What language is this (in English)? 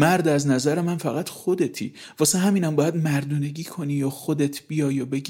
Persian